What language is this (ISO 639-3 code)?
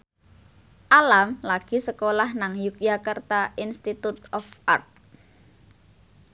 jav